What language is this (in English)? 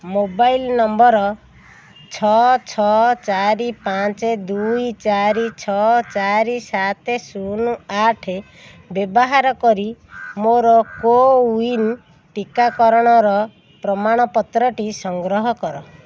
Odia